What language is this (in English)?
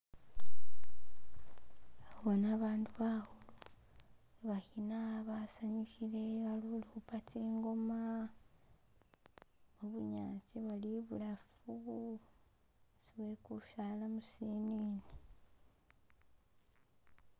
Masaaba